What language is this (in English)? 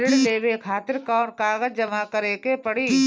Bhojpuri